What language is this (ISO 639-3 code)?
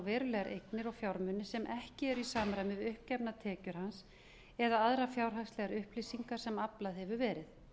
isl